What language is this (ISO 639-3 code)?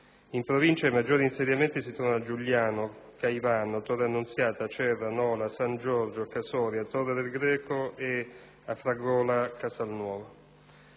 ita